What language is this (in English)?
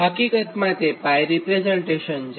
Gujarati